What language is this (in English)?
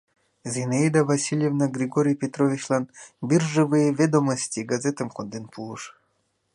Mari